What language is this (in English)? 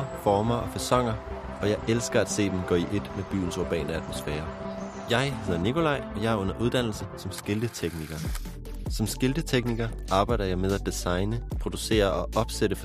Danish